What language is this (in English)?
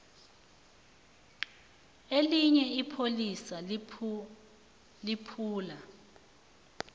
South Ndebele